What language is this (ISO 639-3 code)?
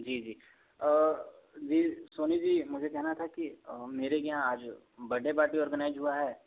hin